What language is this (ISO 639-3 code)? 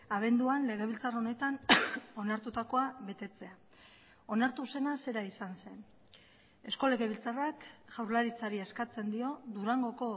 eus